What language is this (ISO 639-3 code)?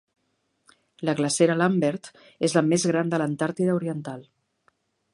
cat